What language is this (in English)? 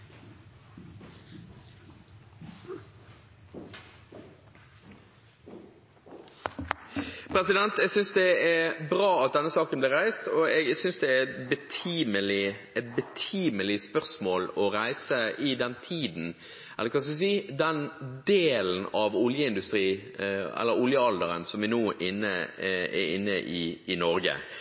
Norwegian Bokmål